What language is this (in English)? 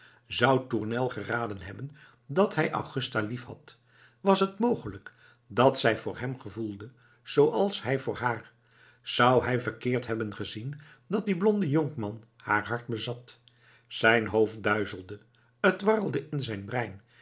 Dutch